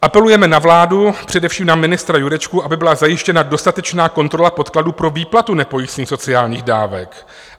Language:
Czech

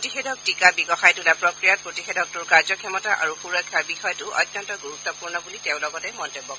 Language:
Assamese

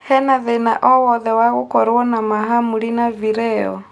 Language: Kikuyu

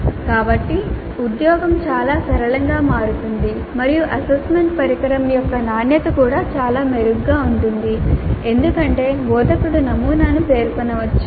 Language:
Telugu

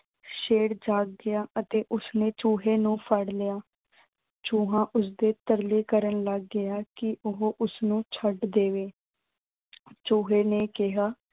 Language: Punjabi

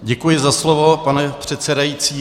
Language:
Czech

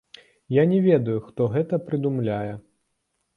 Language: Belarusian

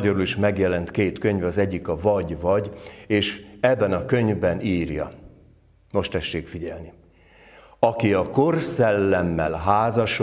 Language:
Hungarian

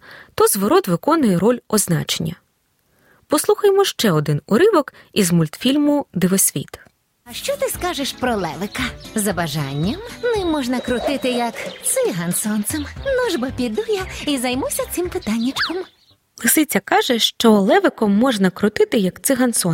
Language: Ukrainian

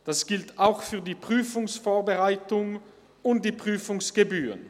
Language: Swiss German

